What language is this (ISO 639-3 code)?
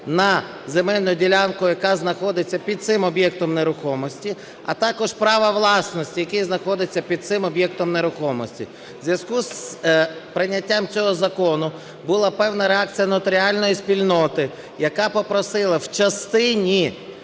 ukr